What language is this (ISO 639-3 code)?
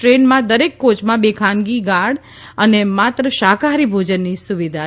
guj